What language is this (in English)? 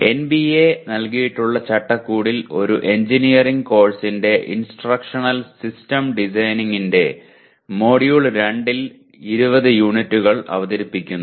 Malayalam